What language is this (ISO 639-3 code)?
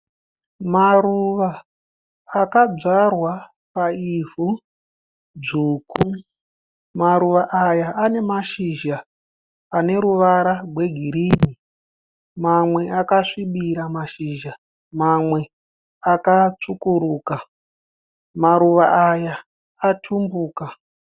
sna